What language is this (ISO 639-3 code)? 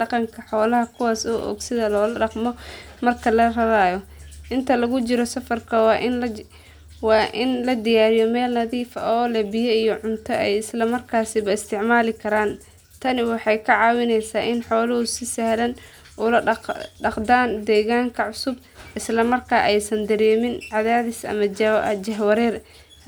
som